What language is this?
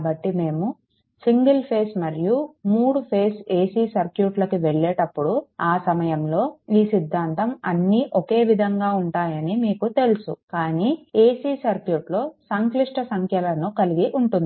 Telugu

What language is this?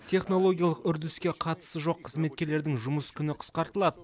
Kazakh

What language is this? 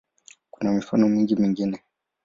Swahili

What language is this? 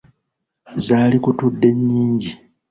Ganda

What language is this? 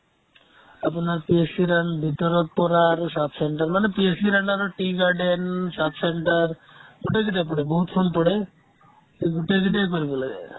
Assamese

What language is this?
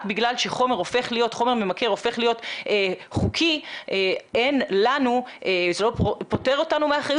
Hebrew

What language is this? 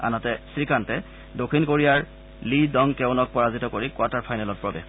Assamese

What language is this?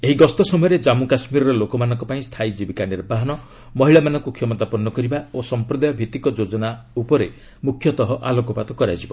Odia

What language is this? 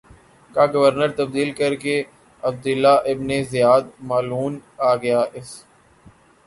Urdu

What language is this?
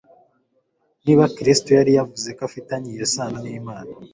Kinyarwanda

